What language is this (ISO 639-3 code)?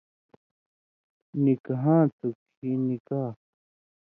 mvy